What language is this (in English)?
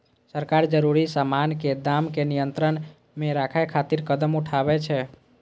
Maithili